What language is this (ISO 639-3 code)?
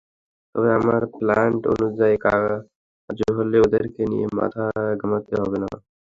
ben